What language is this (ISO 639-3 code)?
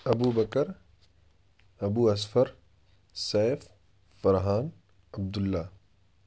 urd